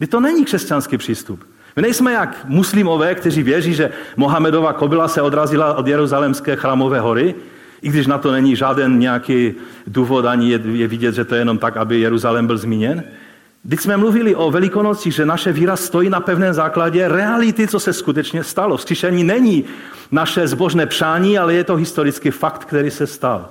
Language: Czech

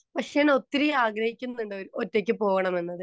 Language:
Malayalam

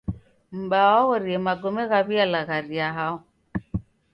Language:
Taita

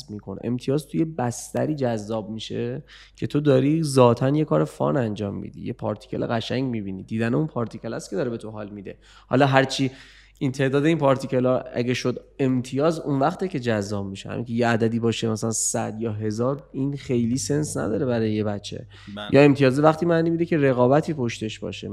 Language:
Persian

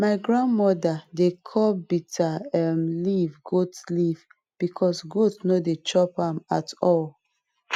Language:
Nigerian Pidgin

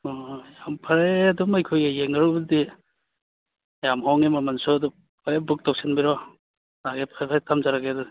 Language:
Manipuri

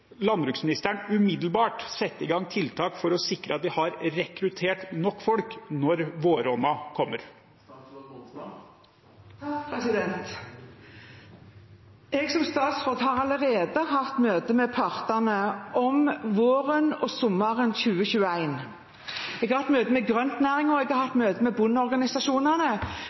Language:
Norwegian Bokmål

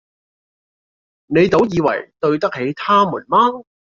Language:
Cantonese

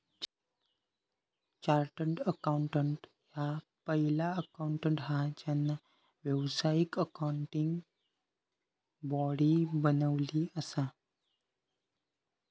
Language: Marathi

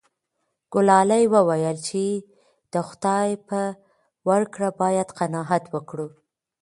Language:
Pashto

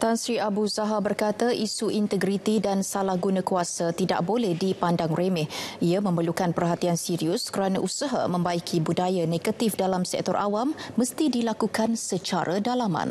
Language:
Malay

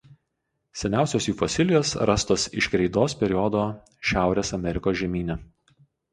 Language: Lithuanian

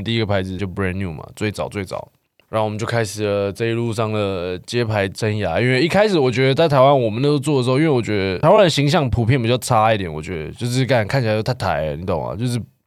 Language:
Chinese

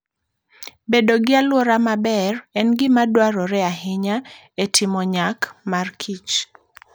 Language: Luo (Kenya and Tanzania)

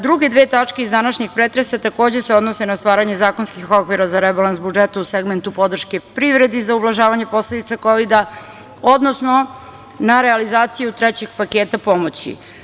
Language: Serbian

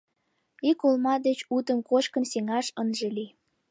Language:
Mari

